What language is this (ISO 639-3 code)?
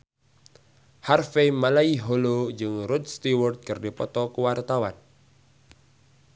sun